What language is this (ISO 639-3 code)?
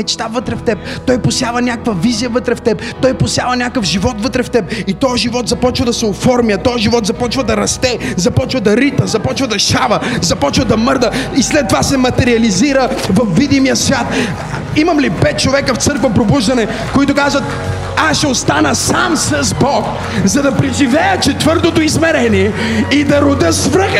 bul